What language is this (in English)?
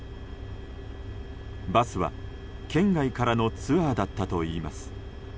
Japanese